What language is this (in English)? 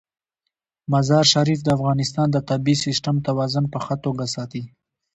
Pashto